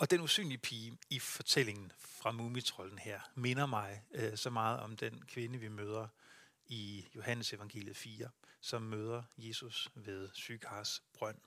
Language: Danish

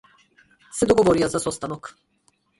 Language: Macedonian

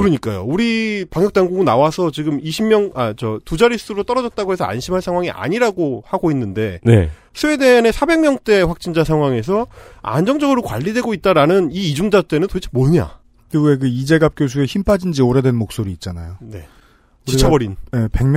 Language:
Korean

